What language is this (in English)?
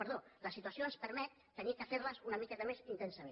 Catalan